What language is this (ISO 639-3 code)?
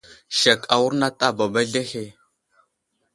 udl